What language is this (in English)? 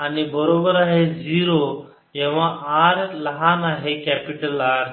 Marathi